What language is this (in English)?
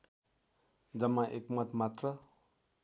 Nepali